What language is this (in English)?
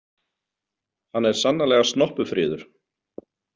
Icelandic